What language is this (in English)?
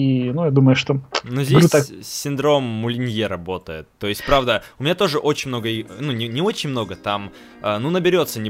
Russian